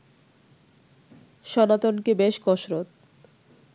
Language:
Bangla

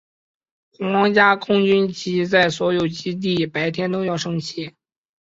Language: Chinese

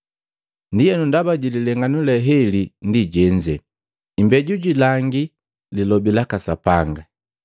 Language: Matengo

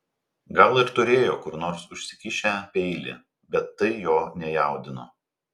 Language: Lithuanian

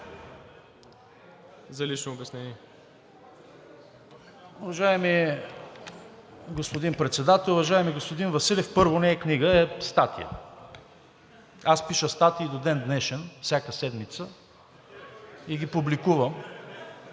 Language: Bulgarian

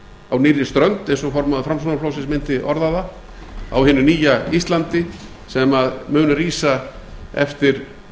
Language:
Icelandic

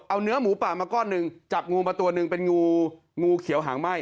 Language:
Thai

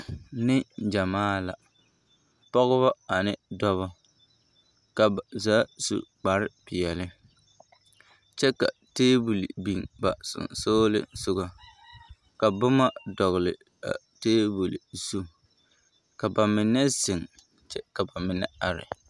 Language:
Southern Dagaare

